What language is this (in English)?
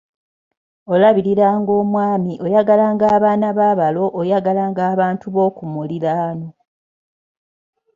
Ganda